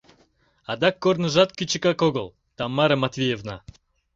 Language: Mari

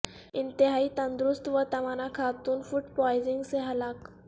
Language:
Urdu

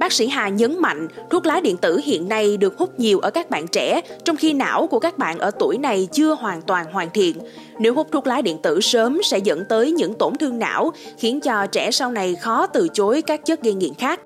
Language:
Vietnamese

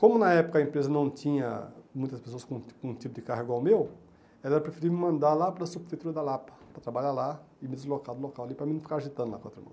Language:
Portuguese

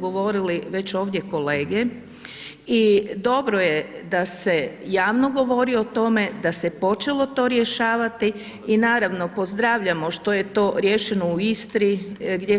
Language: Croatian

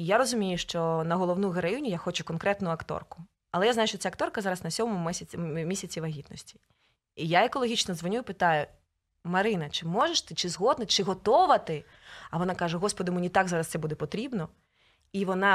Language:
Ukrainian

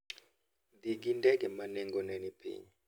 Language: Luo (Kenya and Tanzania)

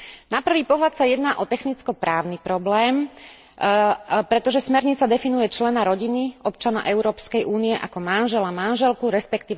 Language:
Slovak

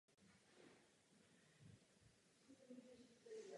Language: Czech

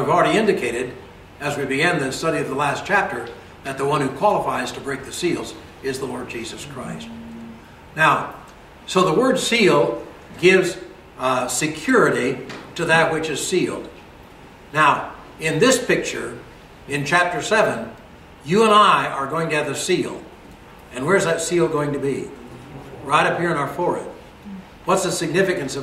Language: English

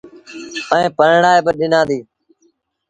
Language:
Sindhi Bhil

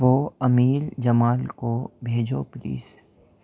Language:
Urdu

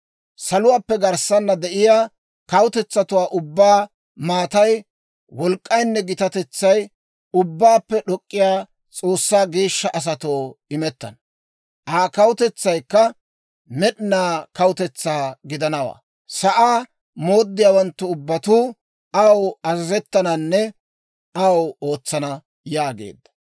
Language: Dawro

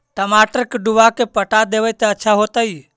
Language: Magahi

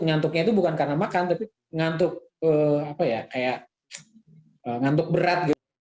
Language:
Indonesian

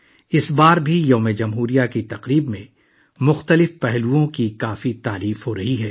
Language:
Urdu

